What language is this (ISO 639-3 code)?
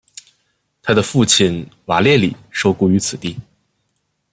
zho